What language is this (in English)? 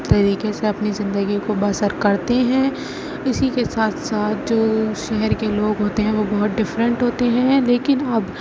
Urdu